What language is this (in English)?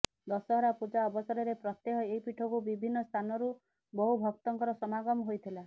Odia